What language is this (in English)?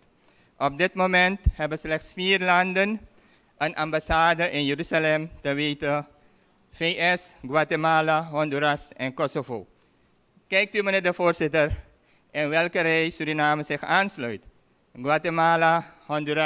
Dutch